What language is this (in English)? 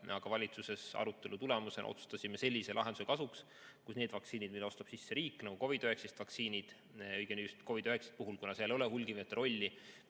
Estonian